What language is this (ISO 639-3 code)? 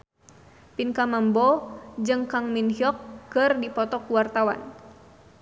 sun